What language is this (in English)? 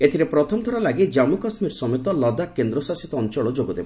Odia